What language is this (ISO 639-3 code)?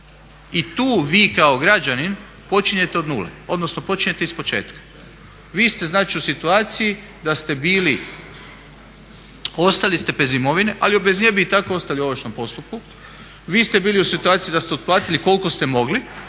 hrv